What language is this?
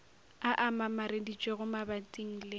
Northern Sotho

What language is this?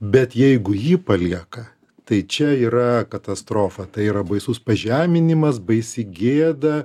Lithuanian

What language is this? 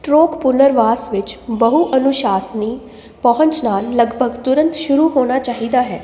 Punjabi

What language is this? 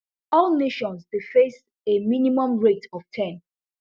Nigerian Pidgin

